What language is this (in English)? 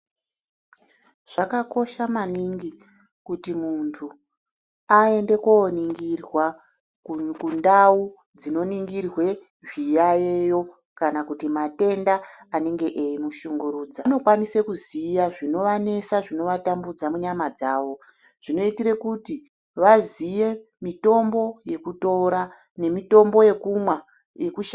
Ndau